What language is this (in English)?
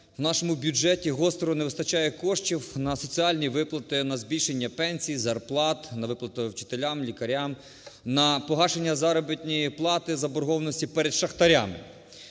Ukrainian